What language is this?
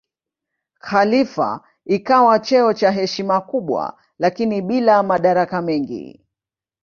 Swahili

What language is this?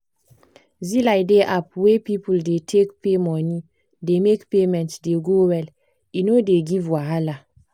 Nigerian Pidgin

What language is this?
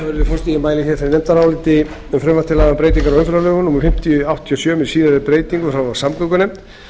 Icelandic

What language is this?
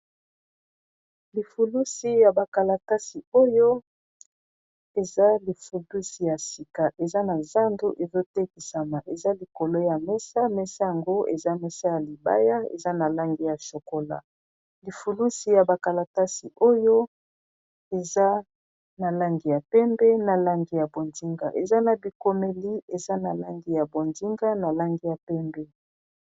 Lingala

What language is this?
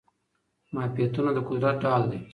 Pashto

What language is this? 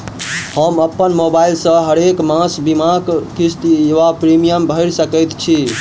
Maithili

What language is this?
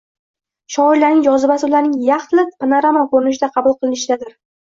Uzbek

